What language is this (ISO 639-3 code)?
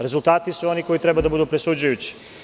srp